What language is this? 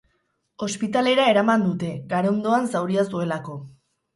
Basque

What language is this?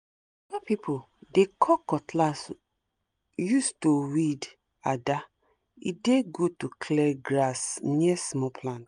Nigerian Pidgin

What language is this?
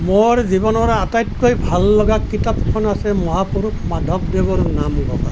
Assamese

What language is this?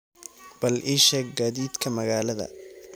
Somali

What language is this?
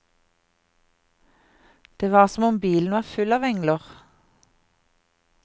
Norwegian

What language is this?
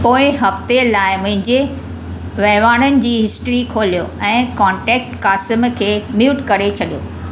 Sindhi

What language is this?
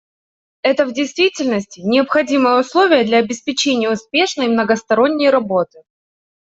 Russian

